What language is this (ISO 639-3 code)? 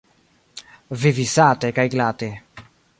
epo